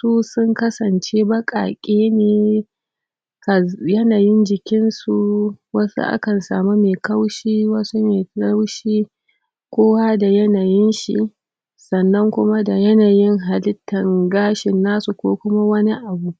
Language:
Hausa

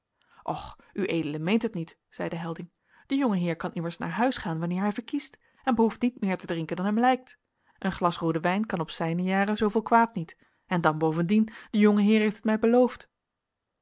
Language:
Dutch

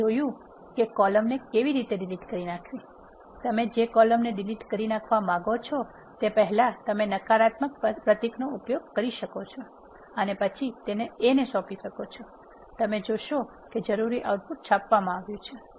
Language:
Gujarati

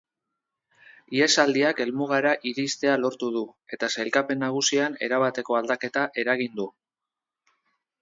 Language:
Basque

